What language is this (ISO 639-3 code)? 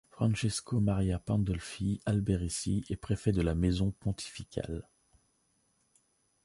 fra